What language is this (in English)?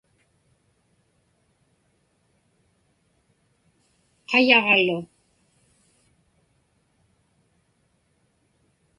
Inupiaq